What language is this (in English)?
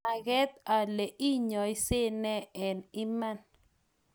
Kalenjin